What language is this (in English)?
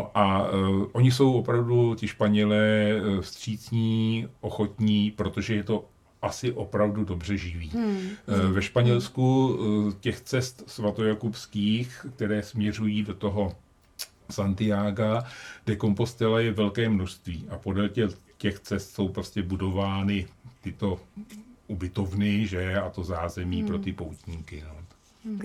Czech